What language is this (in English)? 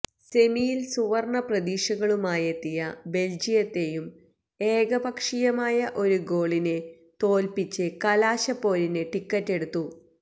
Malayalam